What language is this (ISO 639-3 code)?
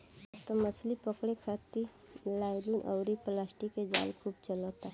bho